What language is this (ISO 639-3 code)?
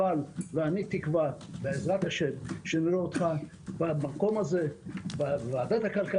heb